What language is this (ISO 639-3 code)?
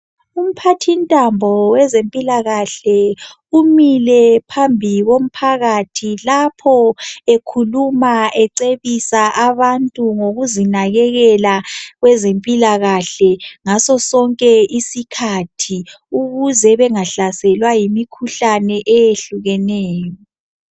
nde